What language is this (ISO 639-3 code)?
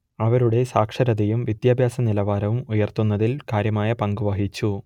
mal